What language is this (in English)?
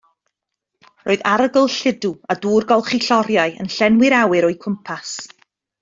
Welsh